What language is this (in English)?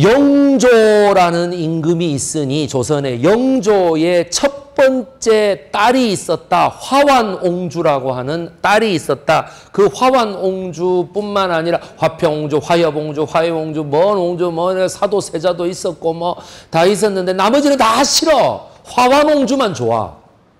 Korean